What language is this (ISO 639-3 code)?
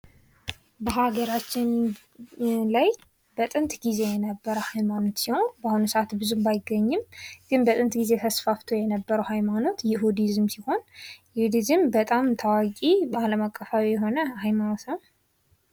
amh